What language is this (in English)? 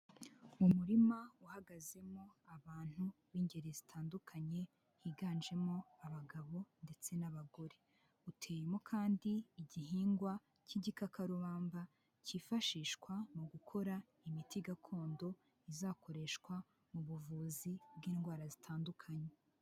Kinyarwanda